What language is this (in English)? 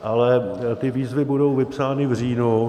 Czech